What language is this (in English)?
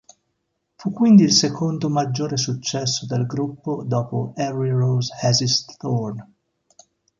Italian